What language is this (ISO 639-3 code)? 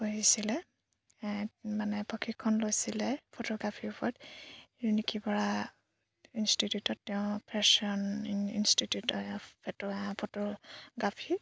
asm